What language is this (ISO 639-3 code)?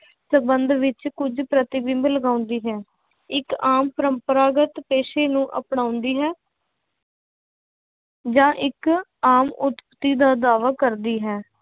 pan